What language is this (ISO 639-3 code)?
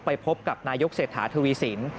tha